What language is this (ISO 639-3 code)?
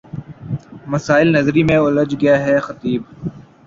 urd